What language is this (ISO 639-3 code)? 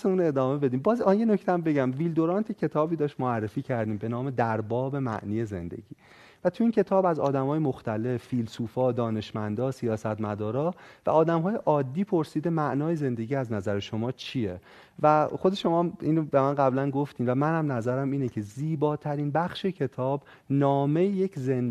fas